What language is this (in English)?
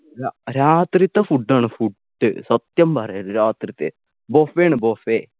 Malayalam